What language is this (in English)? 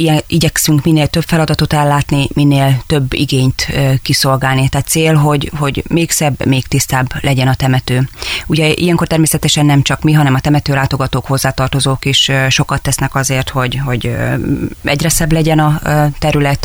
Hungarian